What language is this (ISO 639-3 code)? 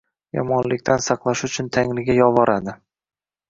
uzb